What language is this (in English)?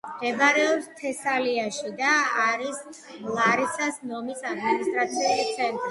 Georgian